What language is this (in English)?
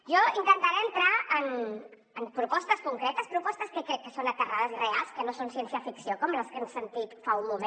Catalan